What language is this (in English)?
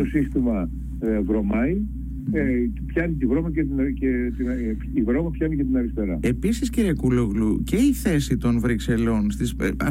Greek